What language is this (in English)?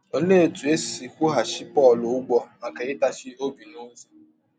Igbo